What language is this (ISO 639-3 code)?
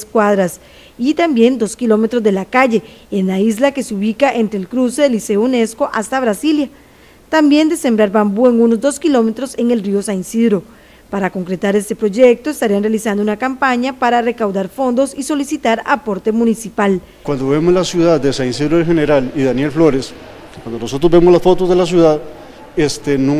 spa